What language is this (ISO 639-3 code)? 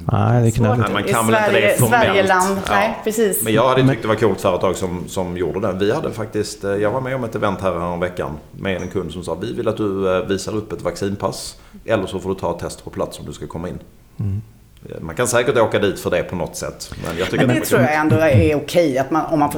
swe